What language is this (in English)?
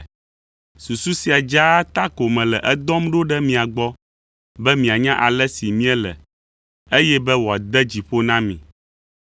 Ewe